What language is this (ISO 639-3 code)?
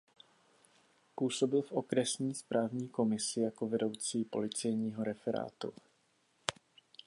ces